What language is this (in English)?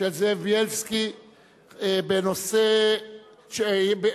Hebrew